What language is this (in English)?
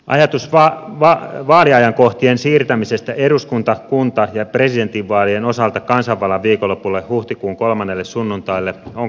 Finnish